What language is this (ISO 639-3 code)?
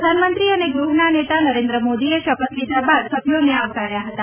guj